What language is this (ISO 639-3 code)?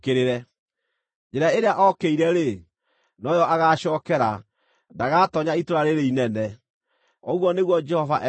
kik